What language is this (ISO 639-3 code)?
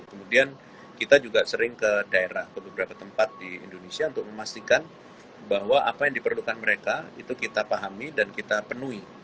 ind